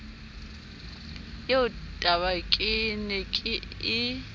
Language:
Southern Sotho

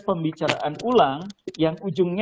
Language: Indonesian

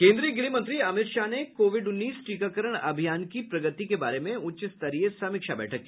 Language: Hindi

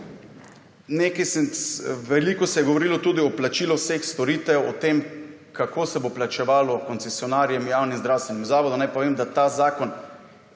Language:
Slovenian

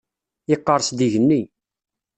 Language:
Kabyle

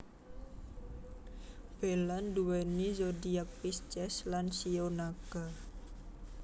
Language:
Javanese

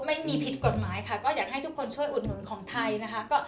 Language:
Thai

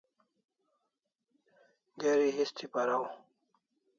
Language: Kalasha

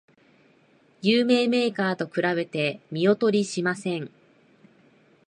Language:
Japanese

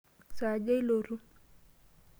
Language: Masai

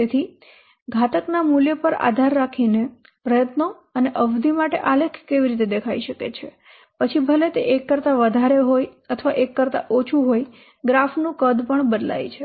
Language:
Gujarati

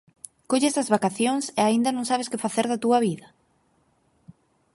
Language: Galician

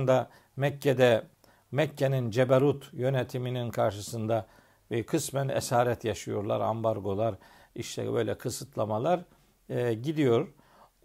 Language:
Turkish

